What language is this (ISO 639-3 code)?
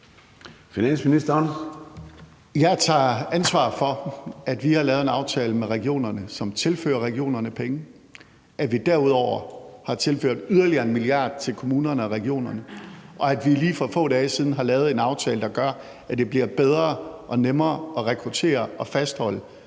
dan